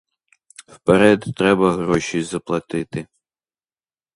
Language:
Ukrainian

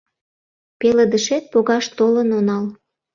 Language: Mari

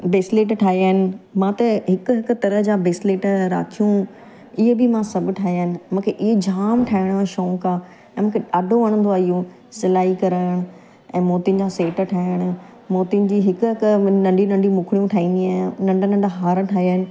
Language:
Sindhi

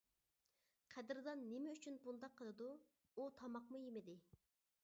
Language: Uyghur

